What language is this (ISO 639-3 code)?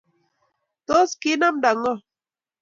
kln